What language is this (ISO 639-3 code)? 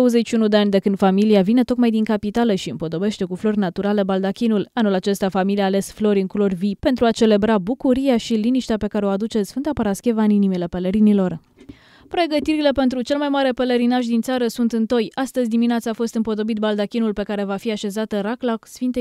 ron